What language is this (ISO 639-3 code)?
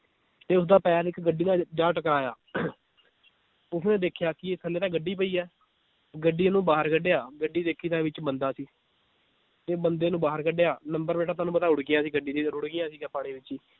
pan